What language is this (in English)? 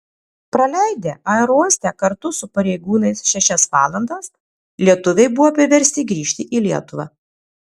Lithuanian